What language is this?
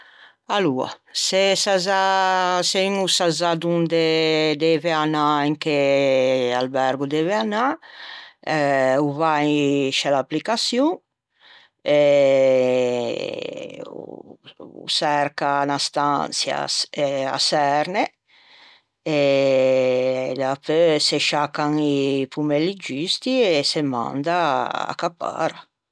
Ligurian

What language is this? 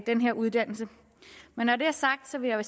Danish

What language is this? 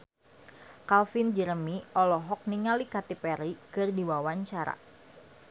Sundanese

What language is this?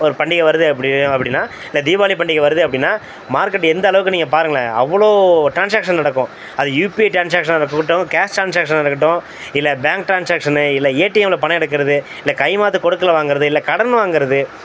Tamil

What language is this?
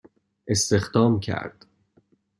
Persian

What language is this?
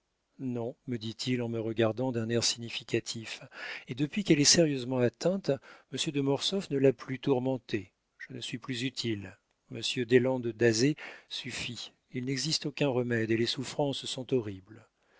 French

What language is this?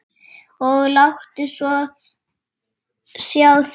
Icelandic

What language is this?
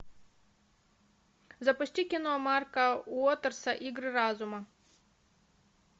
Russian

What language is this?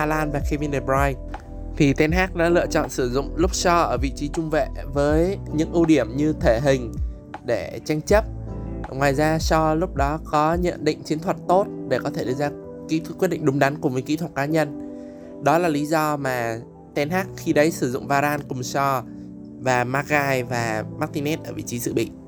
Vietnamese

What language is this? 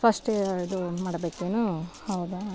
Kannada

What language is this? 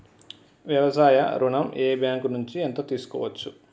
Telugu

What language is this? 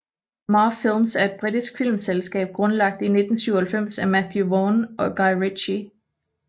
Danish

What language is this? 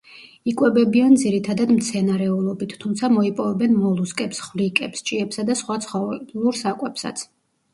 Georgian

